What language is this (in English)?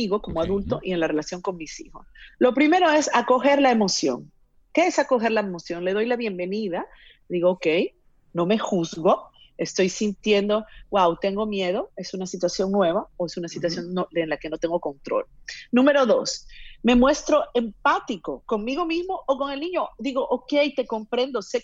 Spanish